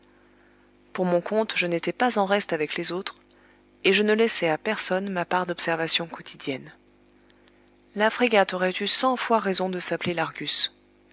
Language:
French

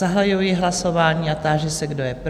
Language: Czech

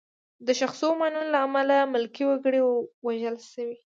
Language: Pashto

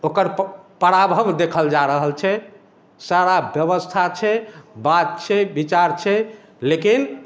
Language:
Maithili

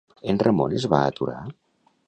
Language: Catalan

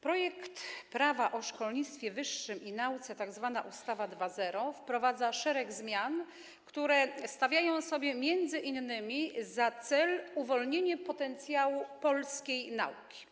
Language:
Polish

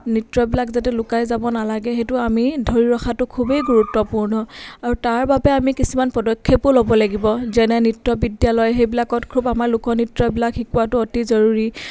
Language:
Assamese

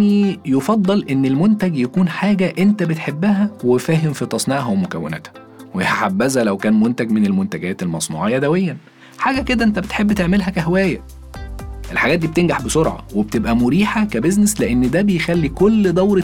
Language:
Arabic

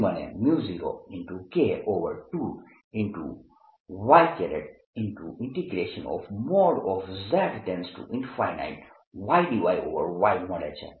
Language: Gujarati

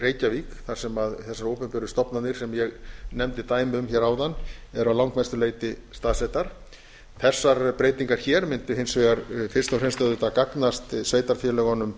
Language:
Icelandic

